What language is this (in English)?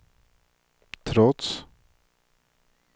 Swedish